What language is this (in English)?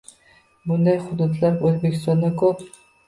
Uzbek